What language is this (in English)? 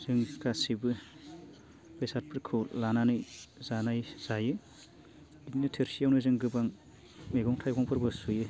Bodo